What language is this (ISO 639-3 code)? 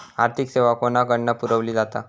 mar